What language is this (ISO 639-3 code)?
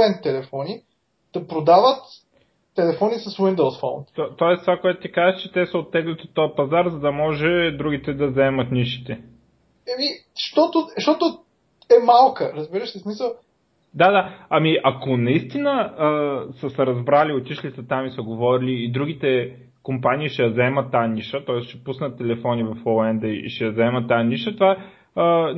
bul